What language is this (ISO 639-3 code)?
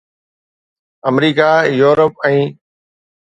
snd